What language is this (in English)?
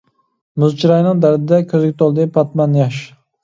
Uyghur